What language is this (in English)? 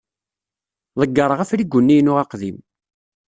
Kabyle